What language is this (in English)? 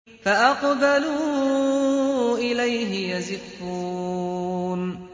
Arabic